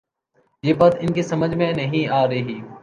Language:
Urdu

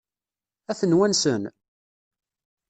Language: Kabyle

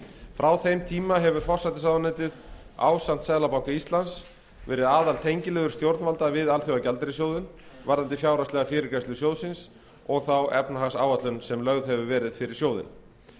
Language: Icelandic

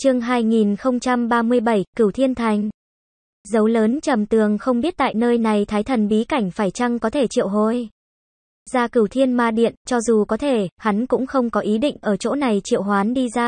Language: Vietnamese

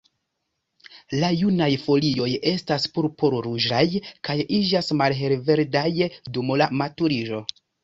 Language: Esperanto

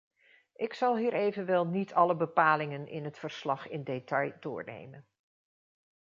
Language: Dutch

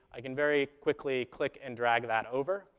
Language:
English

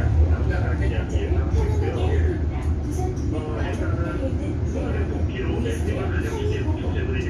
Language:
Korean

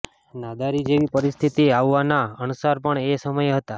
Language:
Gujarati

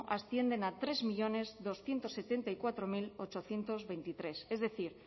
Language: Spanish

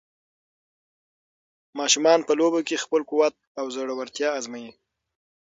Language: Pashto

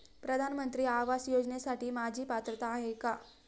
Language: Marathi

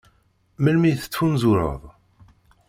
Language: Kabyle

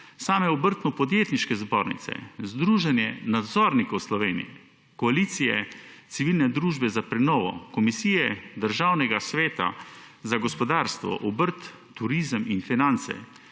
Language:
Slovenian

